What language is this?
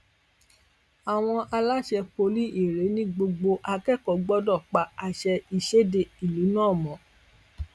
Yoruba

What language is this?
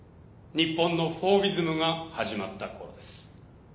Japanese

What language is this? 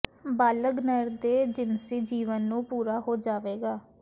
Punjabi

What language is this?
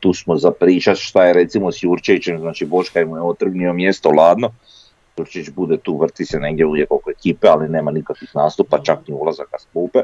Croatian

